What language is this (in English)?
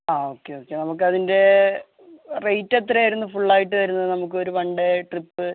Malayalam